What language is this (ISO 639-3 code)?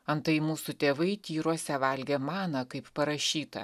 lit